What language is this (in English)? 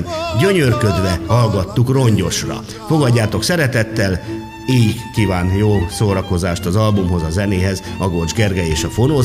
Hungarian